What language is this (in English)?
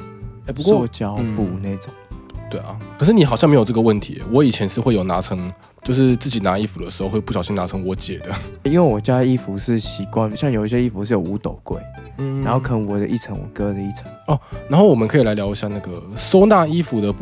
Chinese